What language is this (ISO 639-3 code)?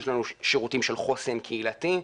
heb